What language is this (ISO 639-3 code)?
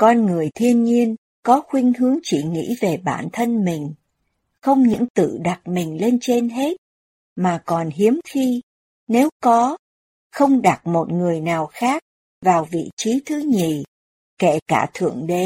vie